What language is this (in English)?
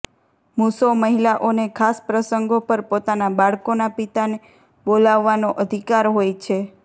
Gujarati